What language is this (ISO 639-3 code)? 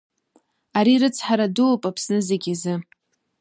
abk